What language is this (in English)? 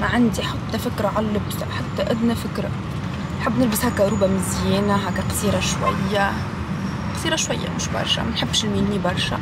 Arabic